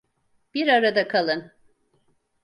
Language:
Turkish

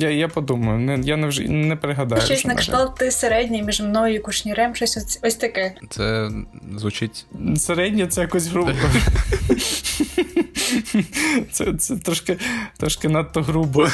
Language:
Ukrainian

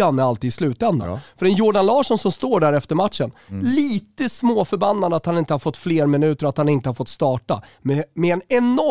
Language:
Swedish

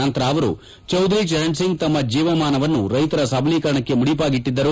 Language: Kannada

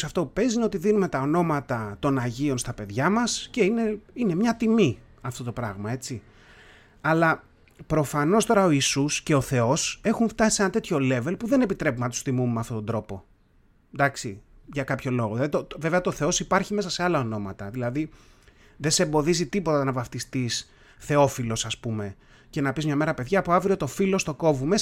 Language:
Greek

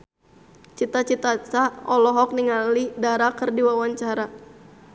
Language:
Sundanese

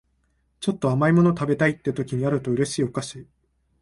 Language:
Japanese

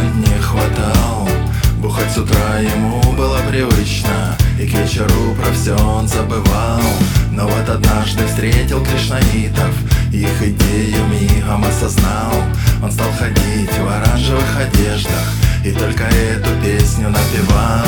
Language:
Russian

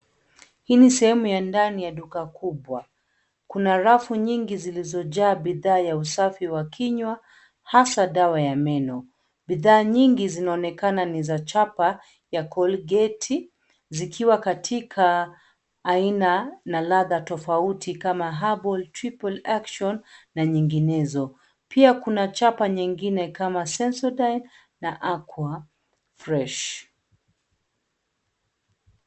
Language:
Swahili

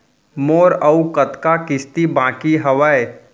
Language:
Chhattisgarhi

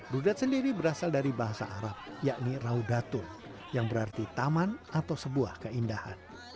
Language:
Indonesian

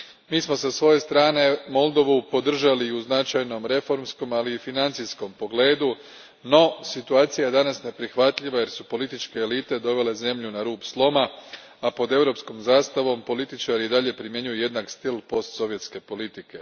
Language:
Croatian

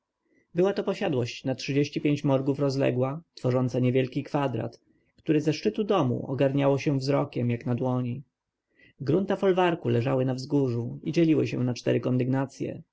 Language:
Polish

